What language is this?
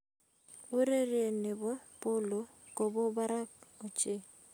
Kalenjin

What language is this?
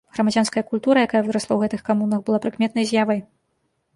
Belarusian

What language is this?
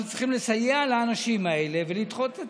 Hebrew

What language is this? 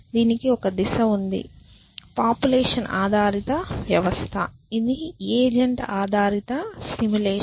Telugu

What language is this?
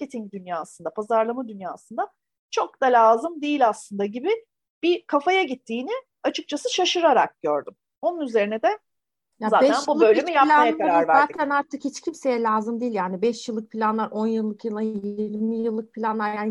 Turkish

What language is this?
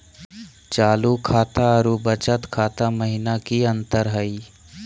Magahi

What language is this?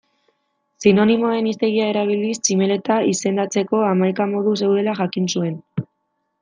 Basque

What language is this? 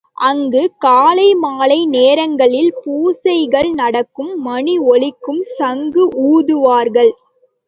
Tamil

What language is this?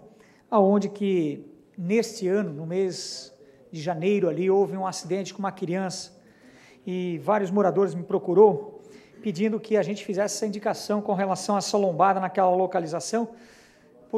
Portuguese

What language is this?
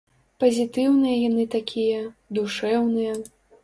Belarusian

